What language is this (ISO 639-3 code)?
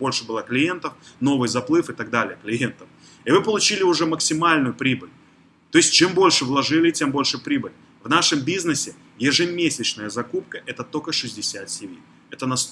rus